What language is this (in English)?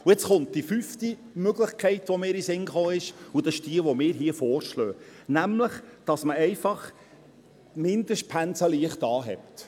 Swiss German